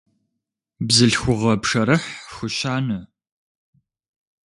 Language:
Kabardian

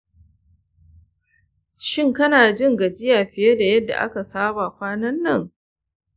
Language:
Hausa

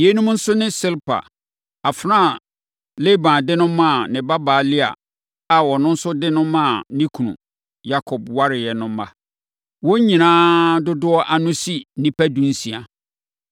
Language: Akan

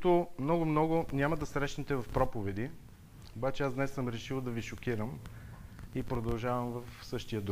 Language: Bulgarian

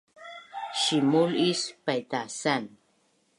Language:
Bunun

